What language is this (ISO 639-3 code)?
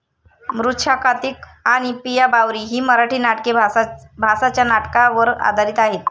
mar